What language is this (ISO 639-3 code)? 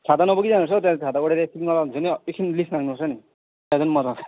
nep